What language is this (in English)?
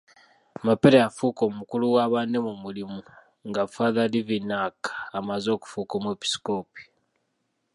Ganda